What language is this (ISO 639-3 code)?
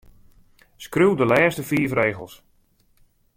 fry